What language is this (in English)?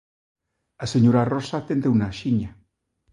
Galician